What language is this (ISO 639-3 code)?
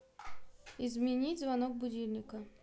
rus